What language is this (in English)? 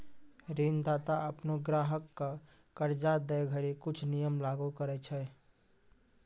Maithili